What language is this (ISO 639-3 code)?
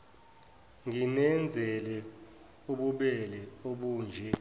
zul